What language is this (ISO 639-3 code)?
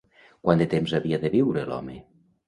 cat